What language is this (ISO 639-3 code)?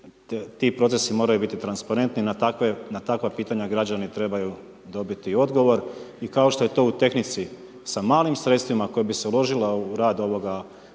hrv